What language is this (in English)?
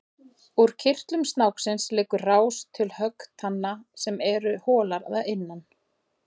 Icelandic